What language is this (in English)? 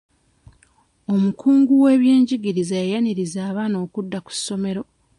Ganda